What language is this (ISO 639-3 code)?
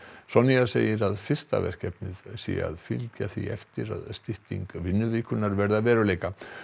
isl